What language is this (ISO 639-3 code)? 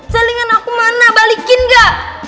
ind